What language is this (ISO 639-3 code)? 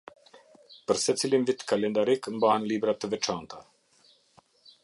sqi